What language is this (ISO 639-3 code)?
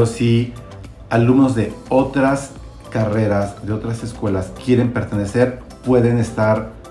spa